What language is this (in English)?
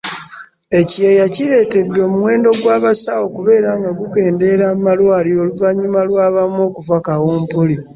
Ganda